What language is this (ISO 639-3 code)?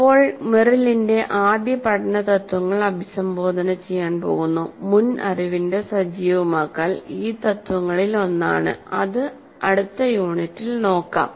mal